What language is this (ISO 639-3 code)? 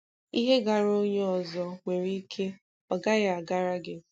ibo